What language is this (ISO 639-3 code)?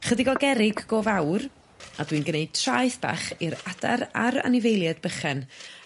cym